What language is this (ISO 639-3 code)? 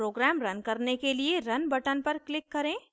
hin